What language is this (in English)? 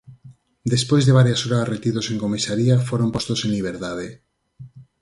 Galician